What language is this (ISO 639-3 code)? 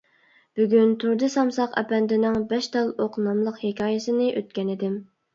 uig